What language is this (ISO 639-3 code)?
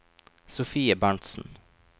nor